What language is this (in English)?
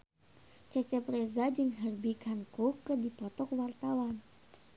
Sundanese